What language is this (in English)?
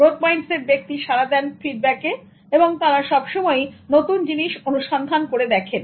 Bangla